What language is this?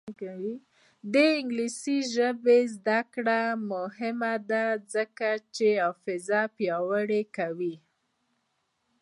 Pashto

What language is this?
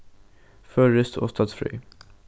Faroese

